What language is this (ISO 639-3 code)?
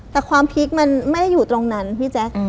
tha